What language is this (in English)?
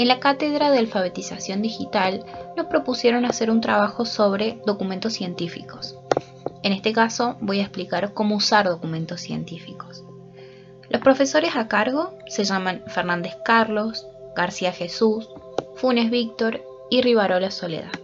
Spanish